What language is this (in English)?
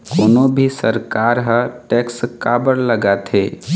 Chhattisgarhi